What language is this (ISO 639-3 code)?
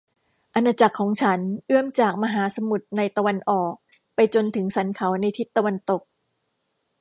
tha